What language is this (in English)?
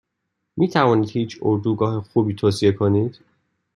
Persian